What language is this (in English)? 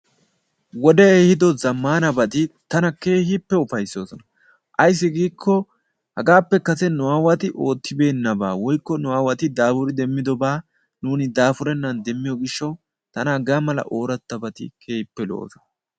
Wolaytta